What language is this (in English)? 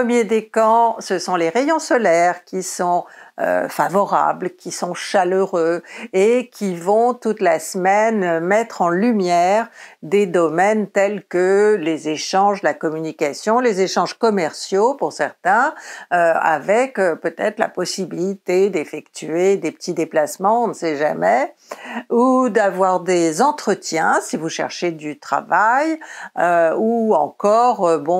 French